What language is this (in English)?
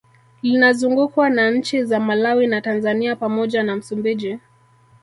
Swahili